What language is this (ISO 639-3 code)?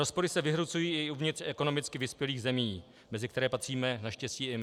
ces